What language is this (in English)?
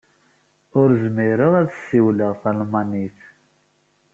Kabyle